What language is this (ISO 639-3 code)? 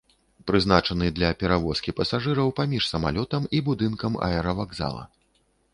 bel